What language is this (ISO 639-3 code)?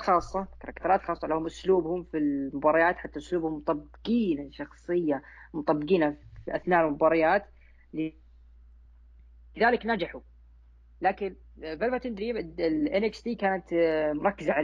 ara